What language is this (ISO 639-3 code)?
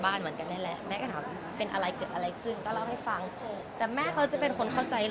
tha